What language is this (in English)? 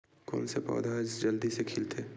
Chhattisgarhi